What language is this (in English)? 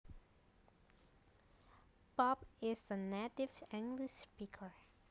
Javanese